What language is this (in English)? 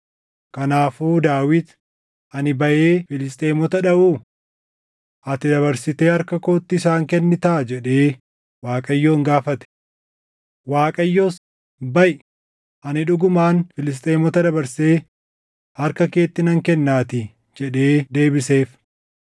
Oromo